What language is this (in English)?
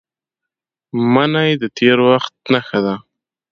Pashto